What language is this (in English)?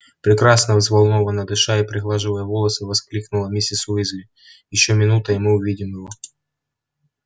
Russian